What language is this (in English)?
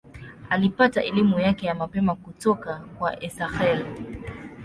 Swahili